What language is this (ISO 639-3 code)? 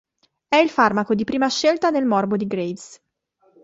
ita